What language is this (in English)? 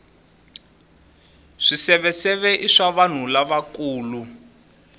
Tsonga